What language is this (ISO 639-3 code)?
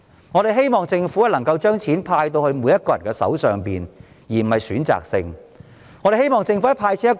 yue